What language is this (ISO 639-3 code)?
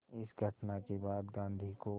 hin